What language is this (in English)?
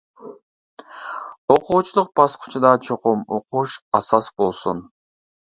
Uyghur